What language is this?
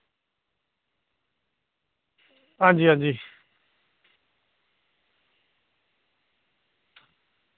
Dogri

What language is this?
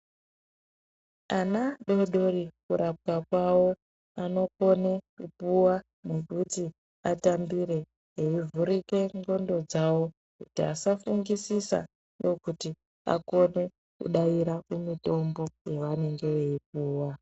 Ndau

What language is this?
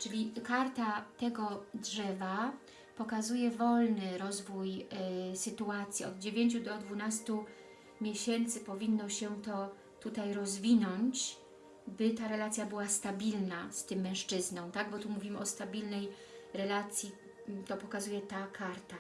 Polish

